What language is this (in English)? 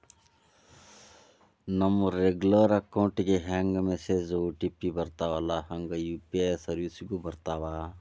Kannada